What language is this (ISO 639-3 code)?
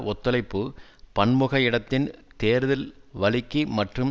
tam